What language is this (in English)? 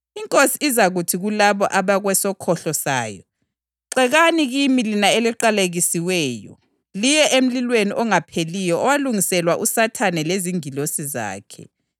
North Ndebele